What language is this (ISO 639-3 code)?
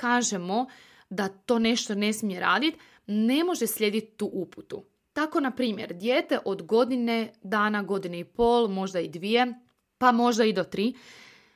hrv